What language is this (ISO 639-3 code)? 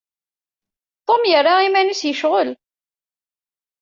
kab